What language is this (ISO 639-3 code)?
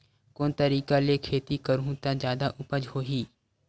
hne